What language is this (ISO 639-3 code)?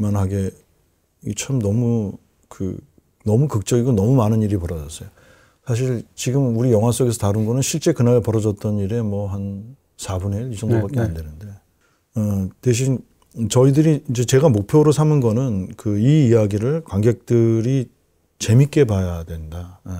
kor